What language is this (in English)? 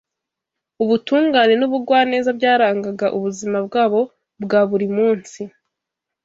Kinyarwanda